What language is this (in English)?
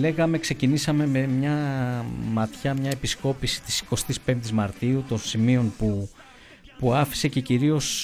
Greek